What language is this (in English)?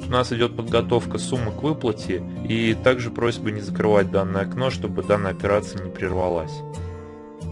Russian